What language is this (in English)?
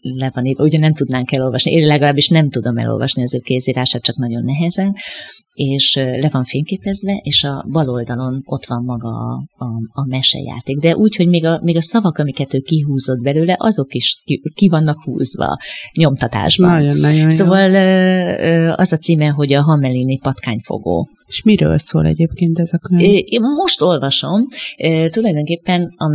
Hungarian